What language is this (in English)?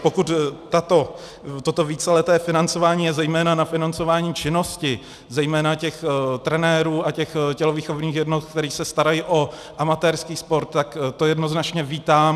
Czech